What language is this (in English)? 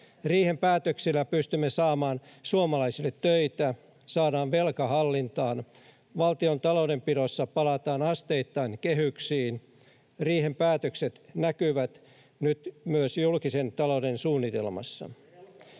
Finnish